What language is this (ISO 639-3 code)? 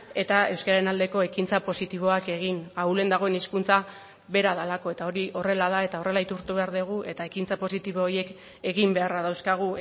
eus